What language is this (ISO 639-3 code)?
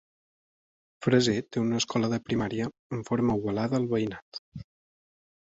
cat